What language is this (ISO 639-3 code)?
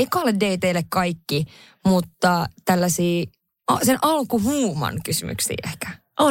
fin